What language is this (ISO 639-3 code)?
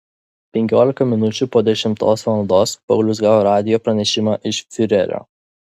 lit